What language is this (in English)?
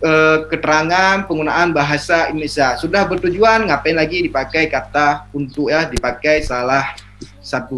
Indonesian